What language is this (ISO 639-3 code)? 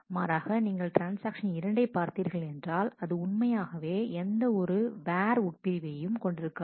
tam